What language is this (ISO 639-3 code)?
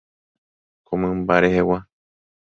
grn